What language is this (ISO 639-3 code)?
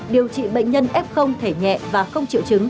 vie